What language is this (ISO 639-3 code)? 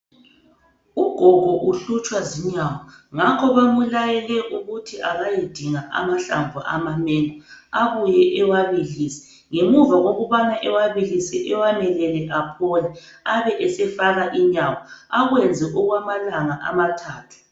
nde